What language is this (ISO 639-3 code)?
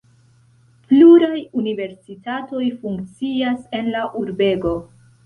epo